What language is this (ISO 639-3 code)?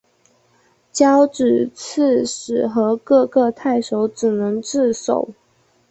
zho